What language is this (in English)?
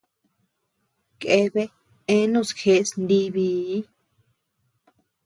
Tepeuxila Cuicatec